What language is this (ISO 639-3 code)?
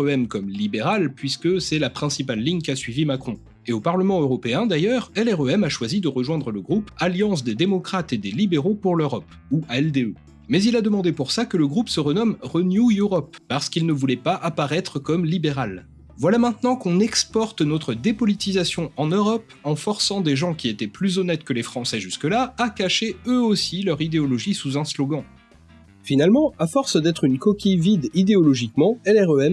fra